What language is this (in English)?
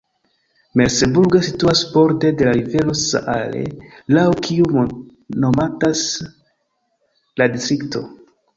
Esperanto